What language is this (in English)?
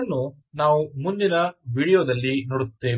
Kannada